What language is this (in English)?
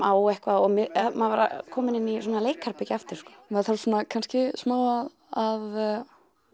Icelandic